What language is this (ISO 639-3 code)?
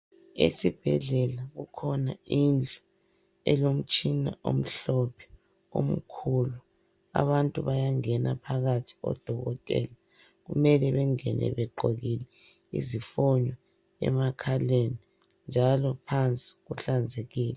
nde